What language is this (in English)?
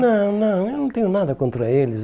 Portuguese